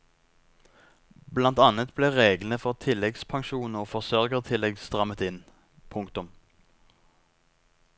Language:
Norwegian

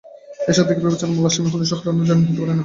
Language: Bangla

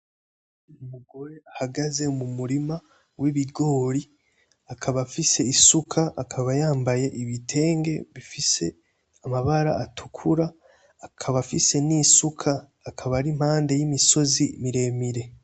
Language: Rundi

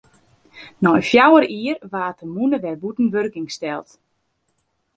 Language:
Western Frisian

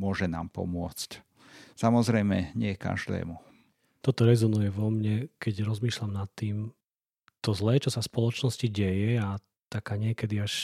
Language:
Slovak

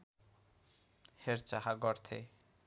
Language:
Nepali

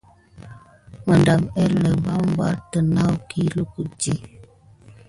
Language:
Gidar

